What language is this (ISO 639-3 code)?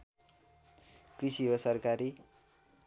nep